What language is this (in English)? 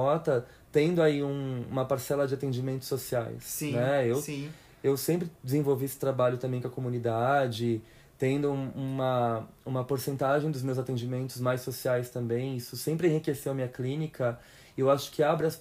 Portuguese